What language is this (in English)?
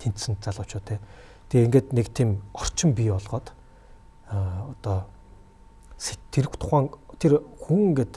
Korean